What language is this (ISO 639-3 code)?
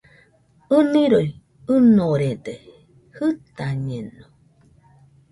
hux